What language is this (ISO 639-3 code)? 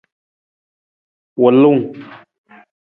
nmz